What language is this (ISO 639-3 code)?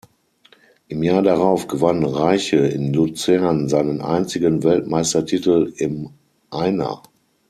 deu